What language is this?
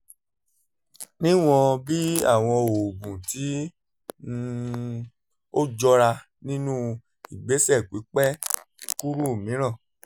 Yoruba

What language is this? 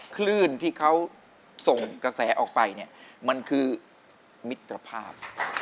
Thai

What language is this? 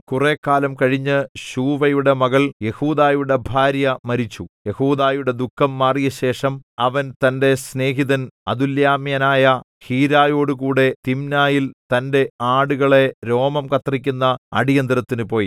Malayalam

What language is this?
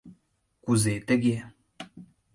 Mari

